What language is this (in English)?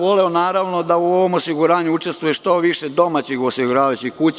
Serbian